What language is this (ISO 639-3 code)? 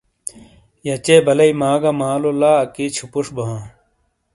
scl